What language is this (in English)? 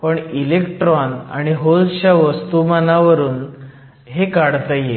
Marathi